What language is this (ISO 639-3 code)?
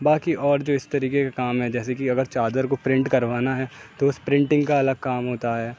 urd